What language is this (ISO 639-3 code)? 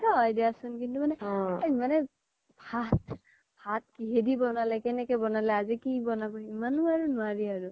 asm